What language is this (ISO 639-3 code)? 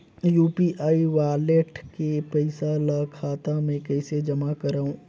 hne